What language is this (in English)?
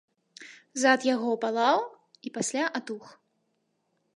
Belarusian